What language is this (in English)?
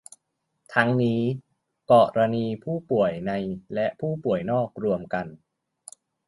Thai